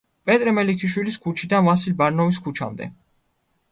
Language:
Georgian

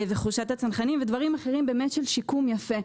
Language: Hebrew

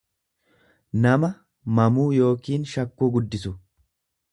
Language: Oromo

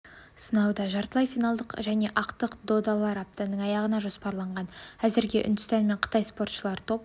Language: Kazakh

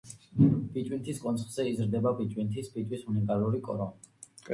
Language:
Georgian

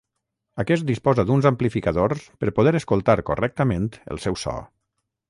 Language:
Catalan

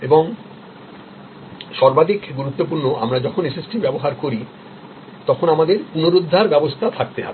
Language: Bangla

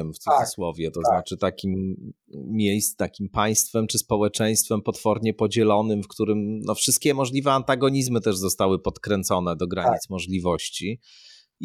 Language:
Polish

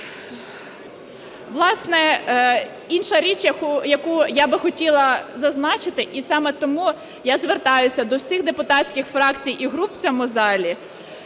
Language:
Ukrainian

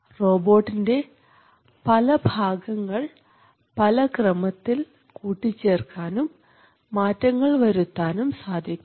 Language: Malayalam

